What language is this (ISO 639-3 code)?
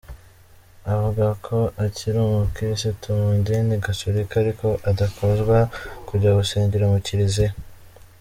kin